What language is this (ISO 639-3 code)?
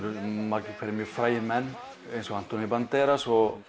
isl